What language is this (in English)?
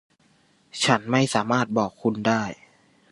Thai